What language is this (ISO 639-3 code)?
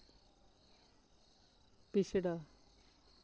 doi